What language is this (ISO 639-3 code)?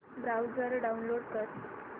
mar